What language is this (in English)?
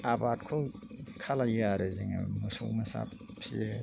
Bodo